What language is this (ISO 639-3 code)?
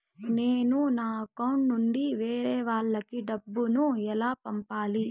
tel